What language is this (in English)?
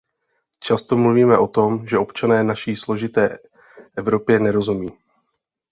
Czech